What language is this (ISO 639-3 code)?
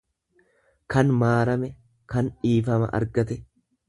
orm